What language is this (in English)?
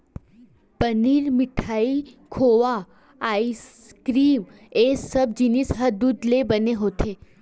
Chhattisgarhi